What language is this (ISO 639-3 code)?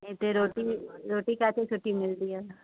snd